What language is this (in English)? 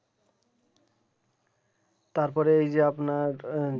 Bangla